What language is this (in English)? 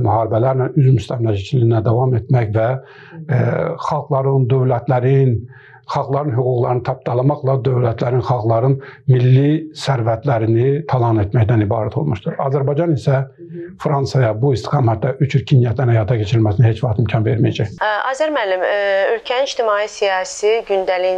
Turkish